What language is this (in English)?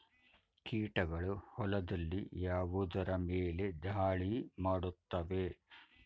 Kannada